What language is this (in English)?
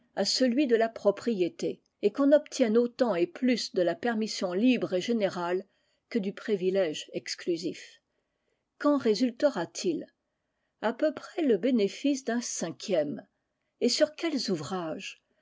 French